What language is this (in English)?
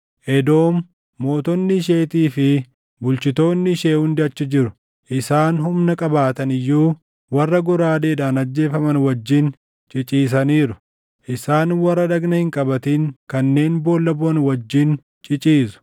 Oromo